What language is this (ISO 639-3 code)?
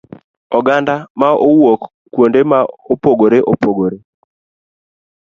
luo